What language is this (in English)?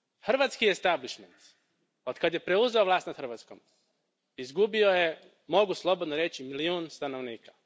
Croatian